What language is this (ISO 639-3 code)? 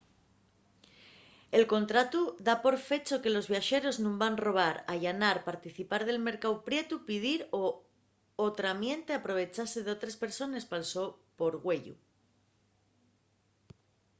ast